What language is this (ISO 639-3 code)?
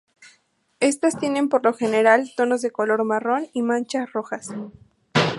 spa